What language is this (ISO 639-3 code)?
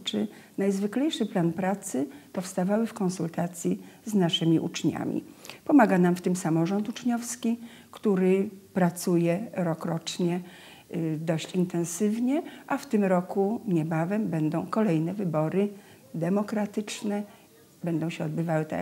pol